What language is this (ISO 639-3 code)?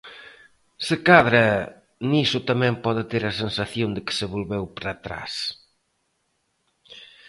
glg